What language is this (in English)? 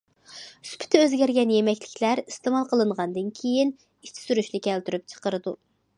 Uyghur